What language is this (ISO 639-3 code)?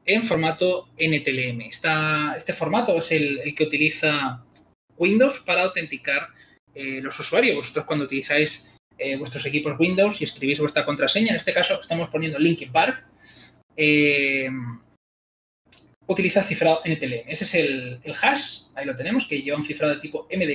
spa